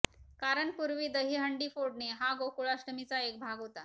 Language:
Marathi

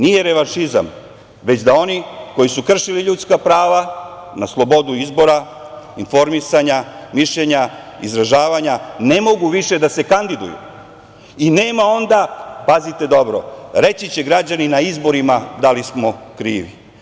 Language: Serbian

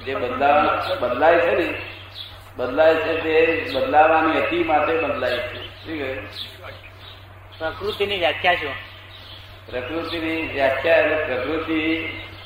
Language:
Gujarati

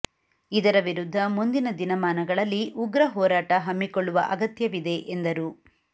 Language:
Kannada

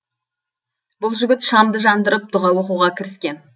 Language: Kazakh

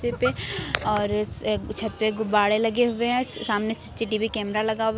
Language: Hindi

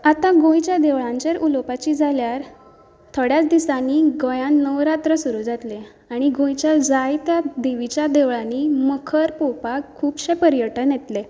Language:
Konkani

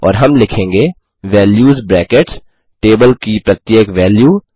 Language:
Hindi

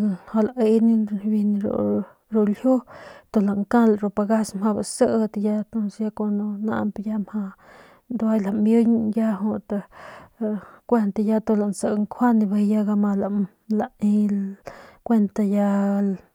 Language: Northern Pame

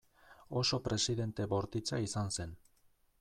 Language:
Basque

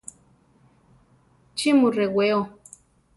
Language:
Central Tarahumara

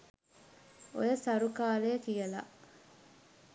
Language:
Sinhala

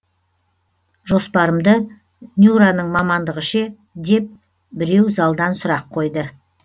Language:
Kazakh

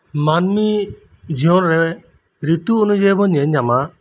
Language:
Santali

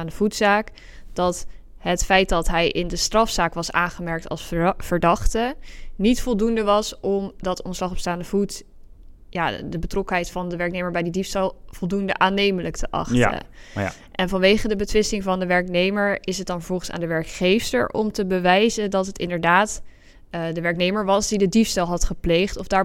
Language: Dutch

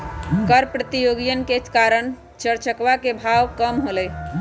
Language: Magahi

